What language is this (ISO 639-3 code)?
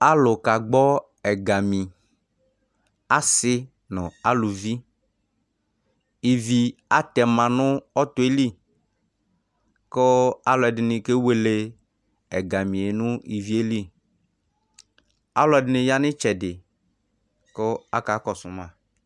kpo